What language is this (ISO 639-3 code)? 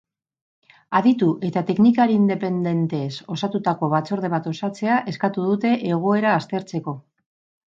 eus